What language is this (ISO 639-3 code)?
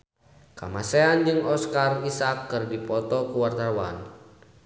sun